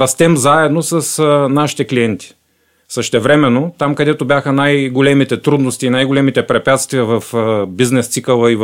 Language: Bulgarian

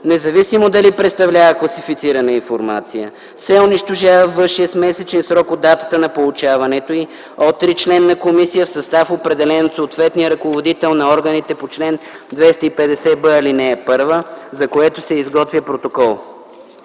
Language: Bulgarian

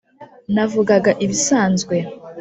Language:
Kinyarwanda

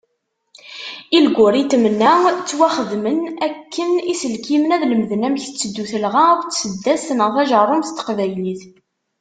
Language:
Kabyle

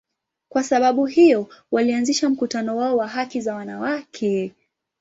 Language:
Swahili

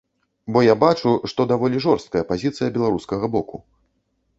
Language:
Belarusian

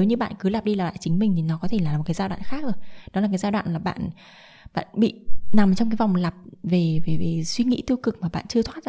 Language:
Vietnamese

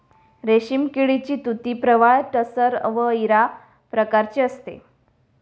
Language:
Marathi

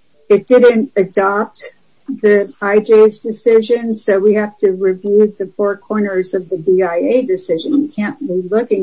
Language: English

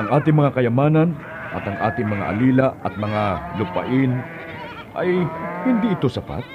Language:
Filipino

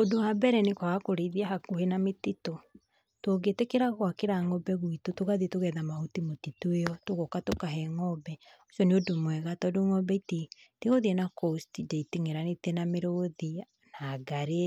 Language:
Kikuyu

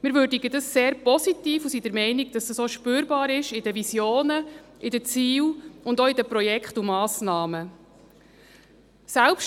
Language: Swiss German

